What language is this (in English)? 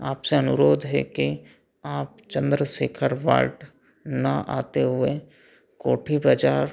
Hindi